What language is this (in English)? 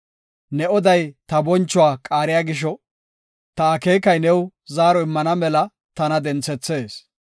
Gofa